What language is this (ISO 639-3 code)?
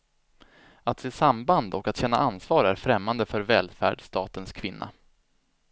swe